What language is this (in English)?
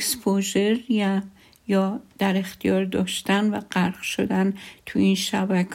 Persian